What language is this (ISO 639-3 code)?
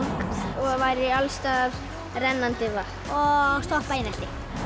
isl